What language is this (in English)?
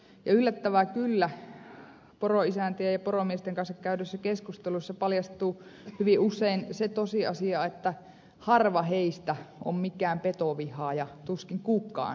Finnish